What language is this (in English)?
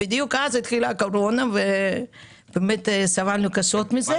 Hebrew